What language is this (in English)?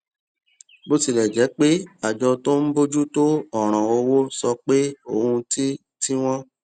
Yoruba